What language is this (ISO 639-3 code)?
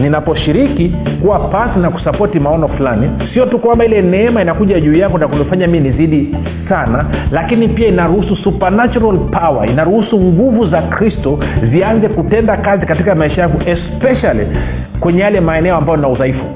swa